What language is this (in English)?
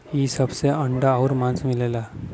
Bhojpuri